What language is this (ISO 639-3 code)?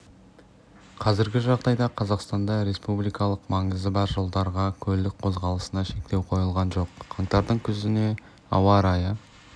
kaz